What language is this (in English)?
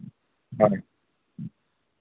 Santali